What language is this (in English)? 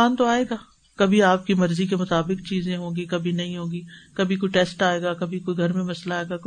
Urdu